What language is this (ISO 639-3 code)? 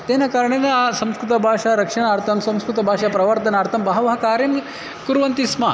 san